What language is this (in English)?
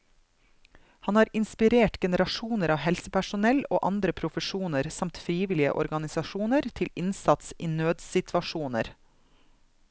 Norwegian